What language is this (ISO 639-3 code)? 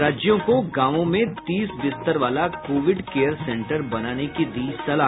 hin